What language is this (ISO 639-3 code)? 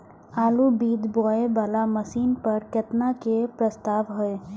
mai